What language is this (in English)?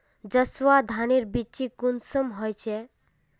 Magahi